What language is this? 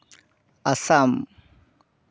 Santali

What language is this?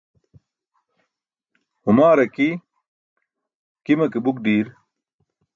Burushaski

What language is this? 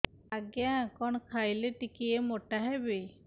Odia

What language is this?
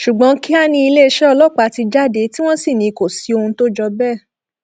Yoruba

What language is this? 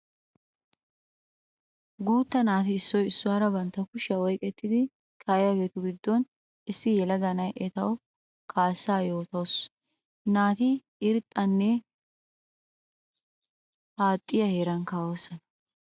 Wolaytta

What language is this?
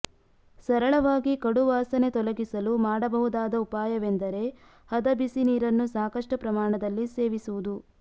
Kannada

